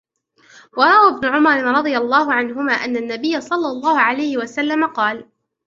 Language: Arabic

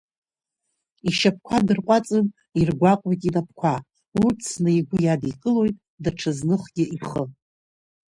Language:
Abkhazian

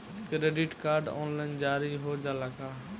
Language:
Bhojpuri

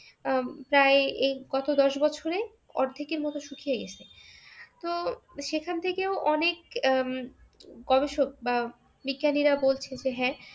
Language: Bangla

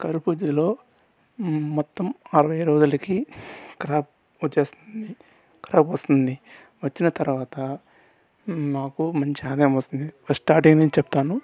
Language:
Telugu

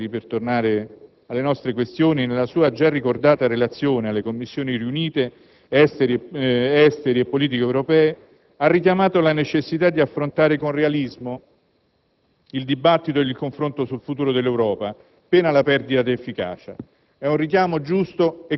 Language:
Italian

